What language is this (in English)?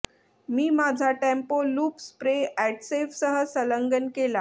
Marathi